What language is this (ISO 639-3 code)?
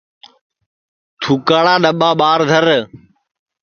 ssi